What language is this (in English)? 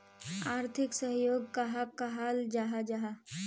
Magahi